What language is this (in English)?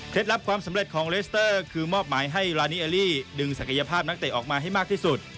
Thai